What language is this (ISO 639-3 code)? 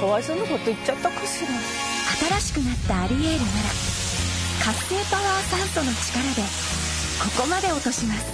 jpn